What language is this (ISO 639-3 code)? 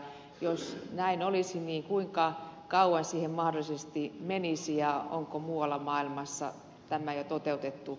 fin